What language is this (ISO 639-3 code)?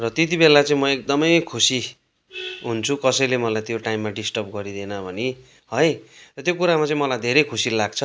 nep